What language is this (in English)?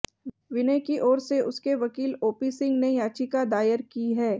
Hindi